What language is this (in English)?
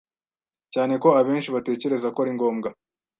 Kinyarwanda